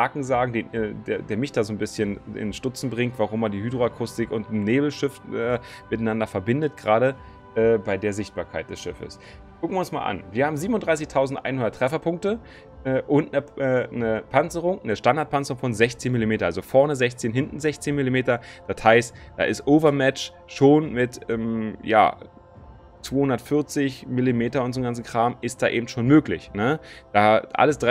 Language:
German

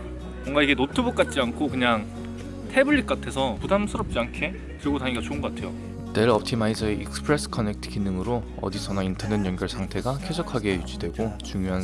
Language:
Korean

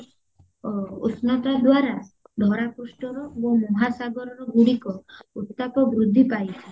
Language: Odia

